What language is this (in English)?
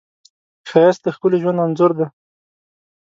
Pashto